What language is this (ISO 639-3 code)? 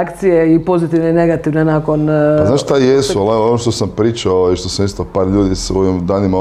hrv